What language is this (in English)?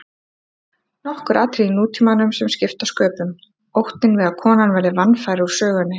Icelandic